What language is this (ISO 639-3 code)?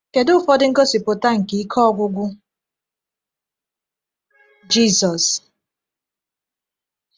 ibo